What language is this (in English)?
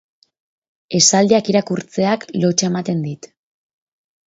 Basque